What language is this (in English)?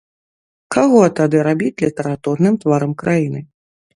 Belarusian